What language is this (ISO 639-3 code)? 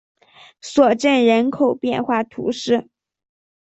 zho